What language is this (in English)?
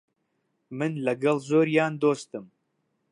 Central Kurdish